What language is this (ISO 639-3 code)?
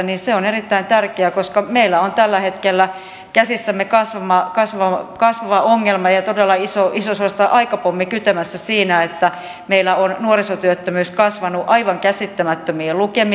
fin